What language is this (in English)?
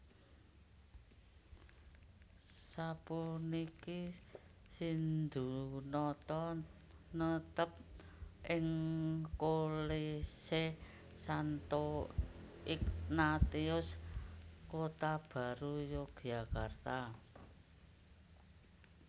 Javanese